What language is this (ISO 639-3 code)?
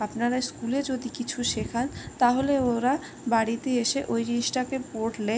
ben